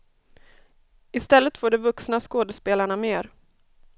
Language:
Swedish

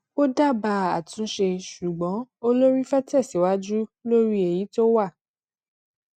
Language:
Yoruba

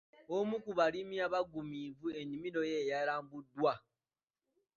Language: Ganda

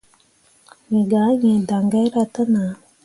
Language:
Mundang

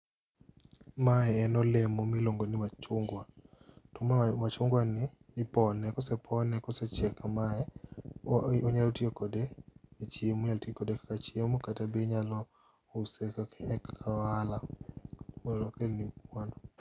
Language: Luo (Kenya and Tanzania)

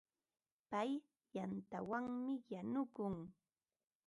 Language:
Ambo-Pasco Quechua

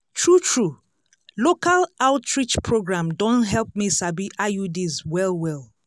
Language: Nigerian Pidgin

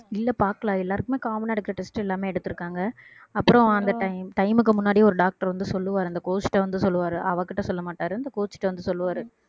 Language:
Tamil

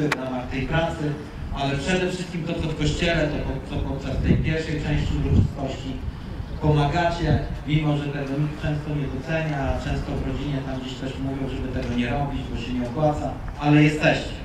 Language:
Polish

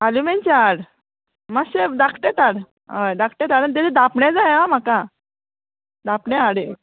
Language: Konkani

